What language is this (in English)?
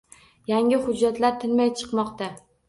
Uzbek